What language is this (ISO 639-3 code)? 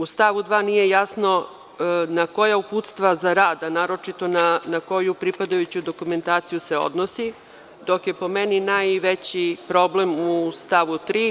srp